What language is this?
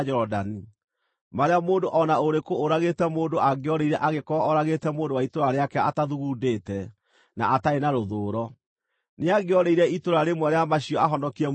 Kikuyu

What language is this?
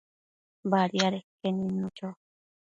Matsés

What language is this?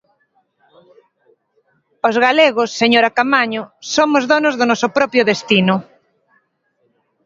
Galician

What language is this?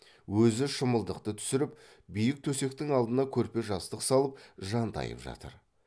Kazakh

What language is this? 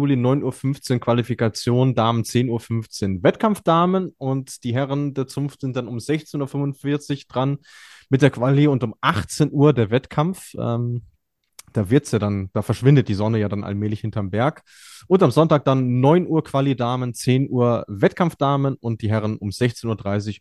German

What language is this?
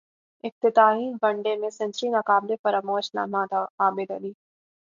Urdu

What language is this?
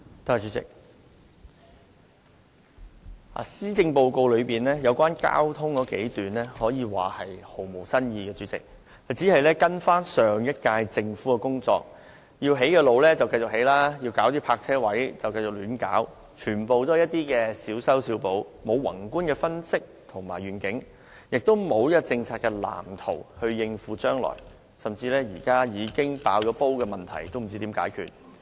Cantonese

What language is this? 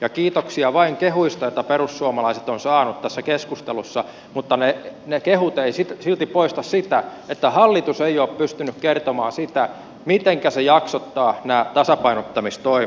Finnish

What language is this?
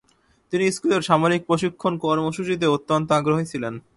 Bangla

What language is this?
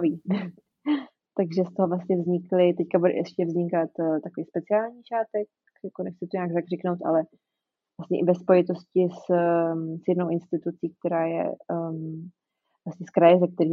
Czech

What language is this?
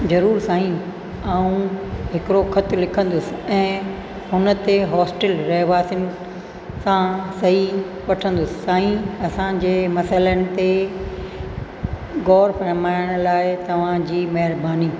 Sindhi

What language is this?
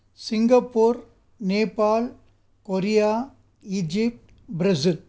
Sanskrit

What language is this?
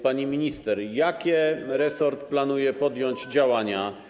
Polish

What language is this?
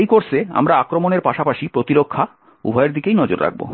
Bangla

